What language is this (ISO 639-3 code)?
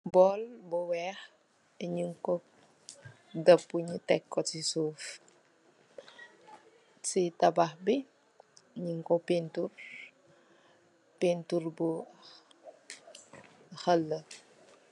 wol